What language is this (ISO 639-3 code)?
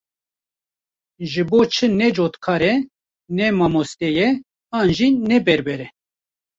kur